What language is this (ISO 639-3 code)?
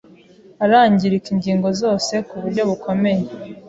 kin